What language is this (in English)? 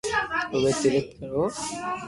Loarki